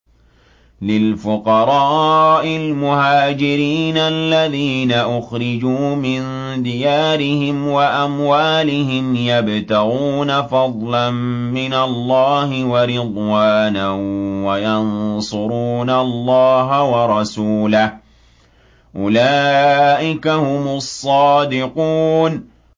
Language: Arabic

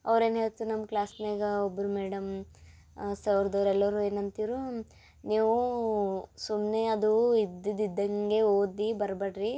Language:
Kannada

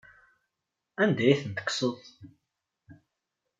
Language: Kabyle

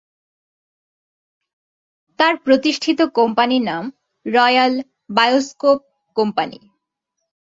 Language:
Bangla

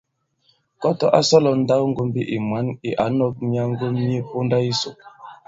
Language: Bankon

